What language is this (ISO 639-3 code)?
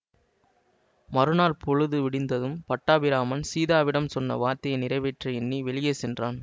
tam